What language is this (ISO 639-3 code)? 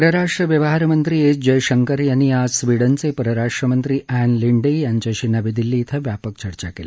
mar